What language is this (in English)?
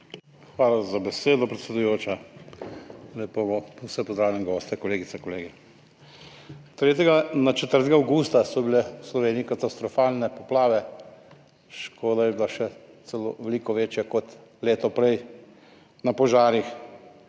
Slovenian